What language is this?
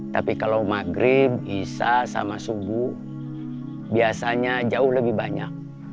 Indonesian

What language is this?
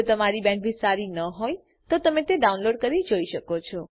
Gujarati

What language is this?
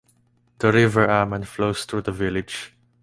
English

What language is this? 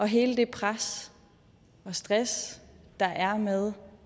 Danish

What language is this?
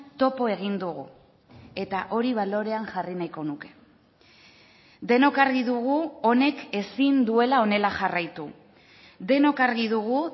Basque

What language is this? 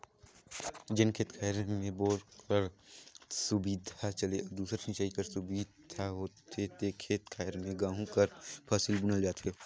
Chhattisgarhi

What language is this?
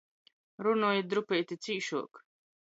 Latgalian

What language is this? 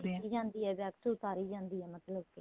Punjabi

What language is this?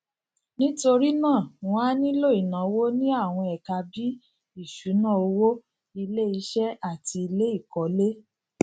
Yoruba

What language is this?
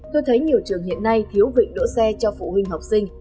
Vietnamese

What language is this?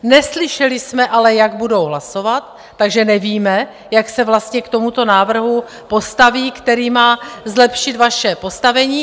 Czech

